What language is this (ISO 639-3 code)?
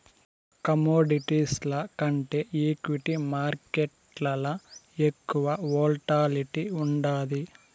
tel